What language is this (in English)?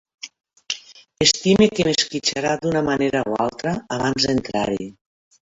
Catalan